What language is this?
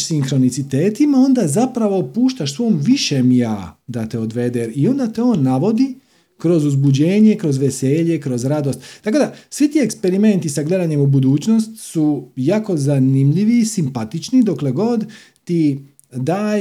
Croatian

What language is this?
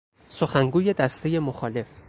Persian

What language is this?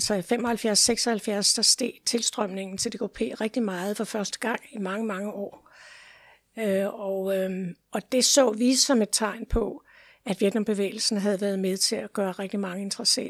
Danish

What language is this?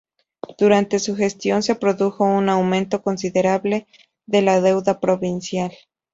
Spanish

